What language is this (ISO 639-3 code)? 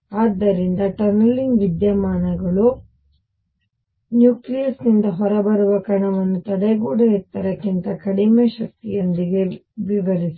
kan